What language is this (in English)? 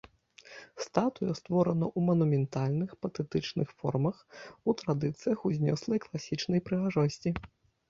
Belarusian